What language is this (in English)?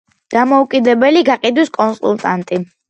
Georgian